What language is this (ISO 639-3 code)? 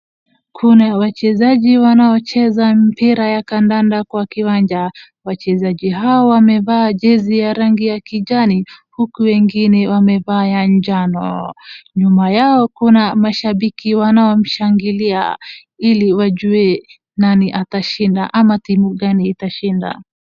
swa